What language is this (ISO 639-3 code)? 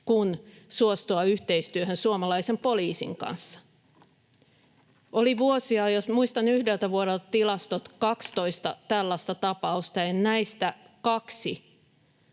fin